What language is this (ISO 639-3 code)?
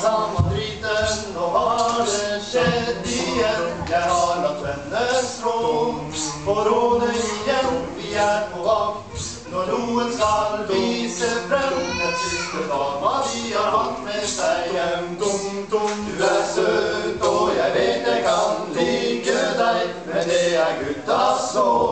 nor